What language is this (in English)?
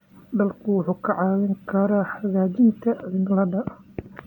Somali